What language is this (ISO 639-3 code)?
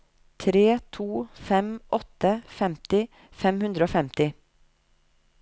nor